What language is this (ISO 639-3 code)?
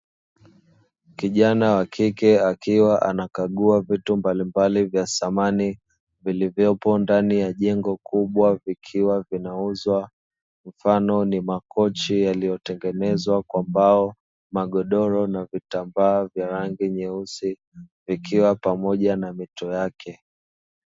swa